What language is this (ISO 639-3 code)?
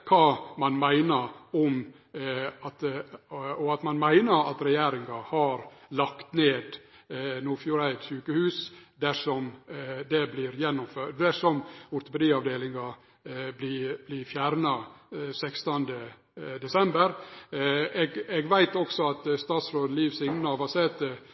nno